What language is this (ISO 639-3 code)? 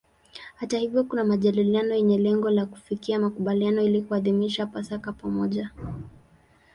swa